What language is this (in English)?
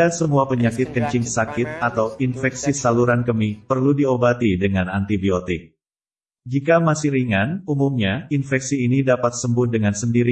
Indonesian